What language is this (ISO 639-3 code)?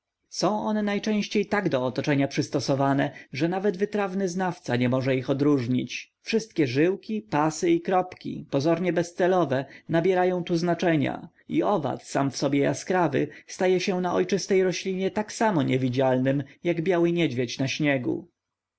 pol